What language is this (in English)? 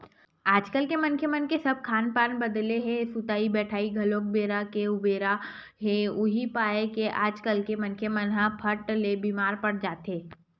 Chhattisgarhi